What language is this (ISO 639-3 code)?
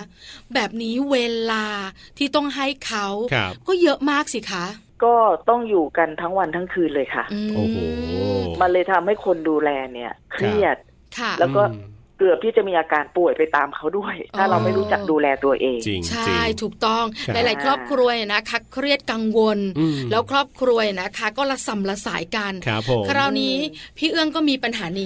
tha